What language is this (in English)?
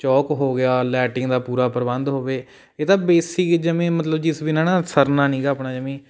Punjabi